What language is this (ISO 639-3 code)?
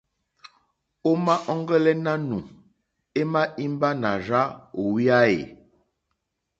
bri